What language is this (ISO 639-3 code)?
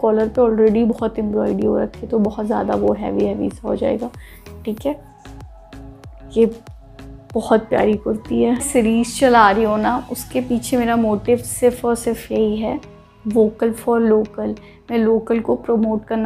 hin